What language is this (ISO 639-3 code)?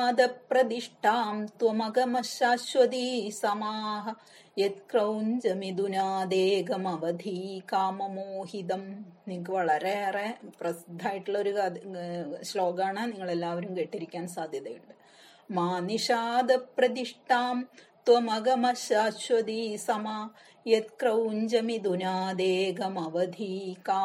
mal